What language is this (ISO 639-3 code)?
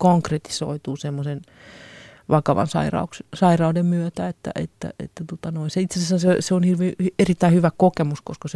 fin